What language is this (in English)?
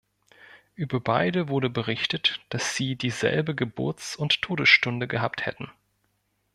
German